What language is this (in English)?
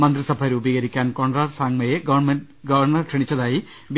Malayalam